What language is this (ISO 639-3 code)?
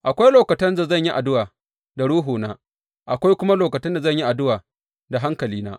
hau